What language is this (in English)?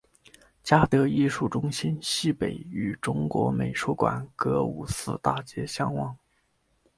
Chinese